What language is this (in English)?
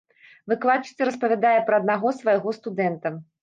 Belarusian